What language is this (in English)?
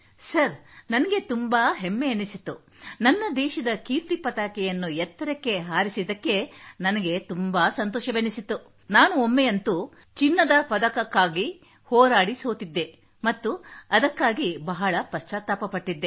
Kannada